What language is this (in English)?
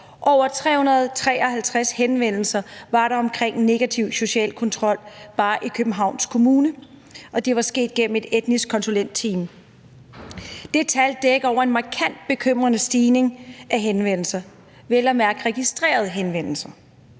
Danish